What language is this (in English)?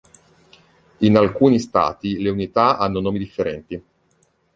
Italian